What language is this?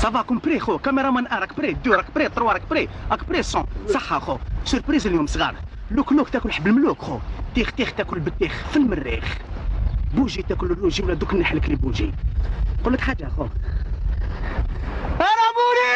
French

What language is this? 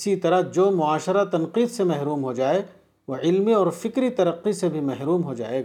Urdu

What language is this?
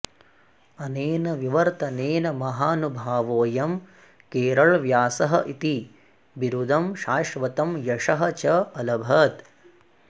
Sanskrit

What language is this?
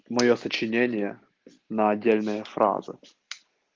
Russian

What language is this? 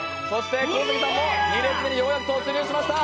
Japanese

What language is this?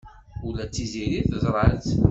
Kabyle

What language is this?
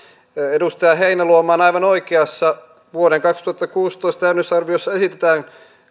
Finnish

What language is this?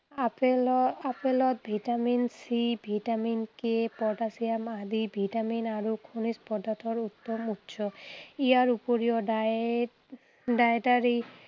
Assamese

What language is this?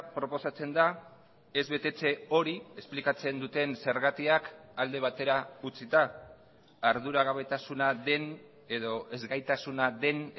Basque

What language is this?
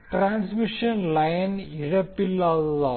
Tamil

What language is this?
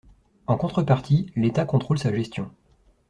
French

